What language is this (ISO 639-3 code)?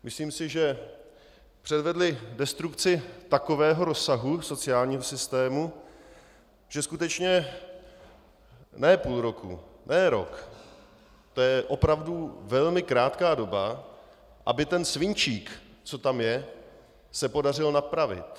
ces